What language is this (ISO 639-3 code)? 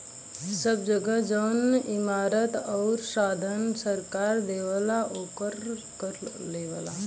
bho